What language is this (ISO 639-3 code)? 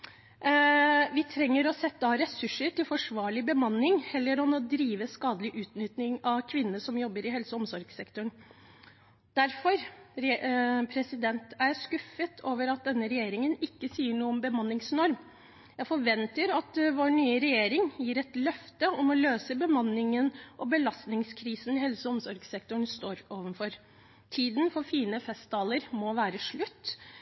nob